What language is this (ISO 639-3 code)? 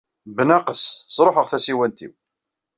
kab